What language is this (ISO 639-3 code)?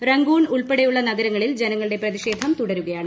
mal